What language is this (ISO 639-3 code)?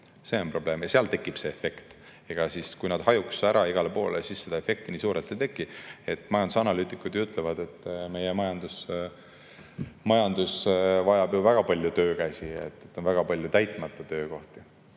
est